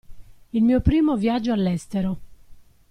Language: Italian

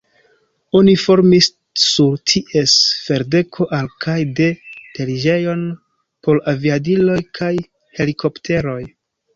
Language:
Esperanto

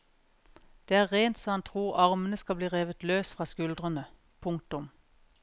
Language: Norwegian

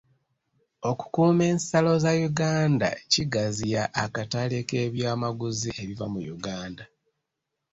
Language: Ganda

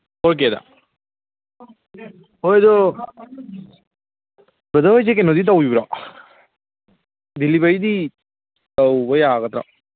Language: Manipuri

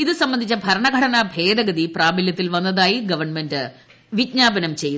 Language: Malayalam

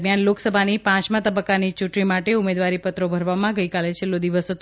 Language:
Gujarati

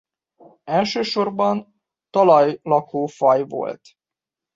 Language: Hungarian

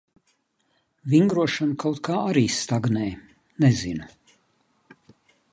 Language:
Latvian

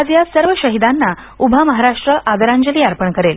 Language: Marathi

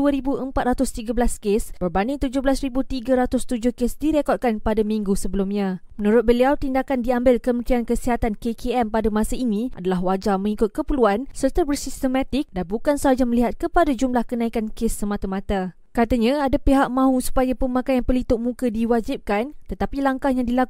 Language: Malay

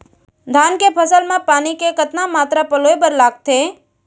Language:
Chhattisgarhi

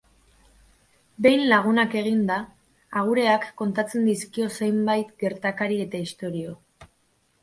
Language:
Basque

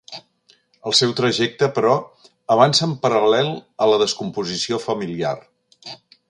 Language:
Catalan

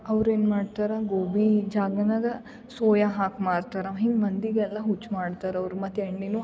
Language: Kannada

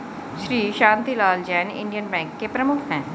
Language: Hindi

